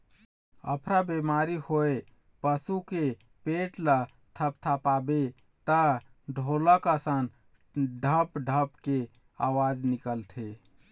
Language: Chhattisgarhi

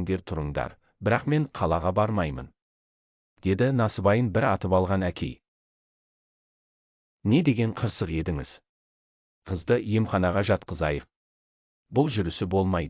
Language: Turkish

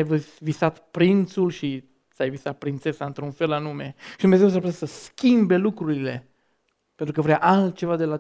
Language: Romanian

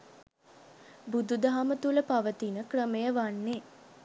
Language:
Sinhala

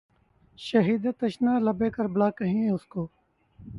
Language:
Urdu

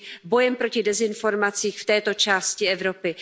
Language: Czech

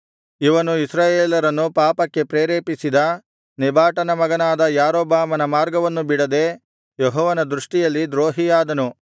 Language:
Kannada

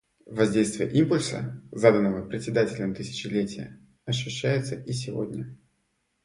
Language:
Russian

